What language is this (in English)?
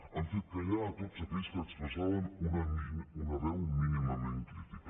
Catalan